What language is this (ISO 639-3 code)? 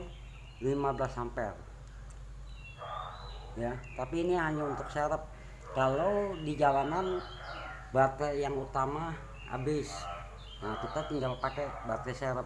ind